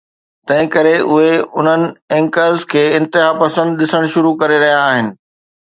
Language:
Sindhi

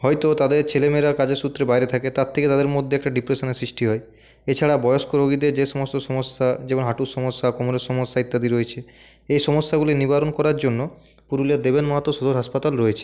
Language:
Bangla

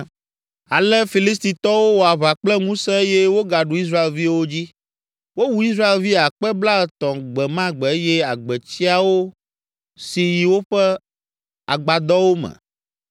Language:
Ewe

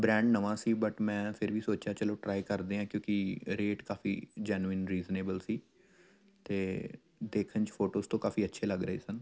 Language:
Punjabi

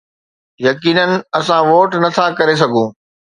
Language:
Sindhi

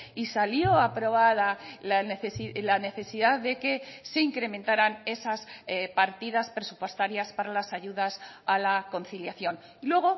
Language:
Spanish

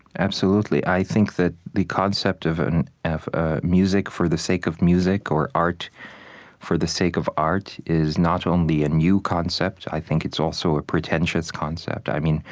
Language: English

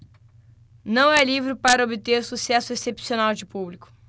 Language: Portuguese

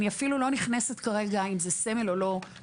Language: Hebrew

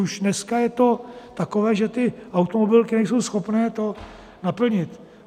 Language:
Czech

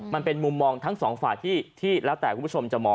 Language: Thai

